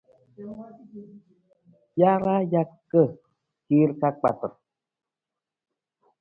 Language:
Nawdm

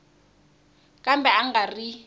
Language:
Tsonga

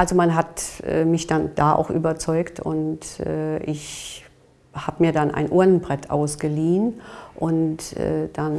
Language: German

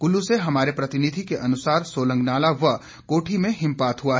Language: Hindi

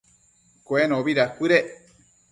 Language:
Matsés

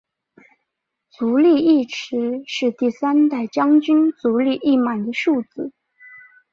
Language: Chinese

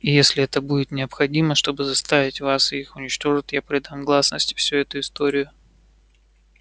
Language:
Russian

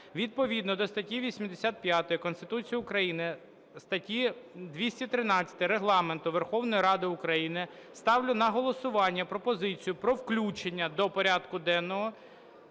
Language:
Ukrainian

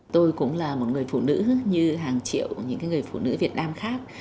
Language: Vietnamese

